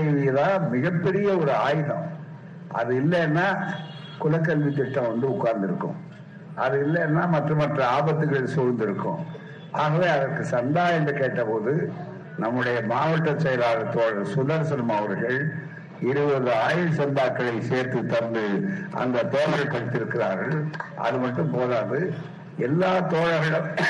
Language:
Tamil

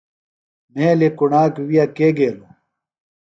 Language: Phalura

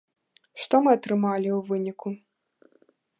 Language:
Belarusian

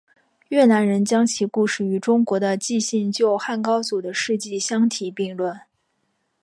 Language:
Chinese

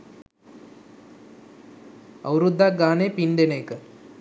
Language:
Sinhala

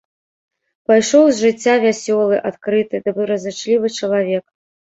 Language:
Belarusian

